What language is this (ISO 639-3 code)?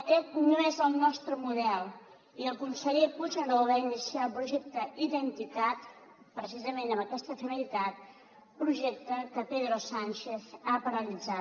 cat